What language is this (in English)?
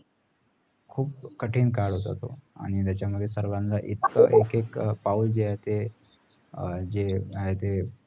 Marathi